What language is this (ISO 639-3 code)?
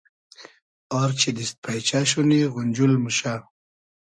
haz